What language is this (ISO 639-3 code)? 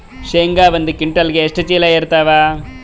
kan